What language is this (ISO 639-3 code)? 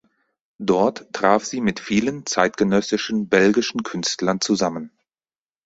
deu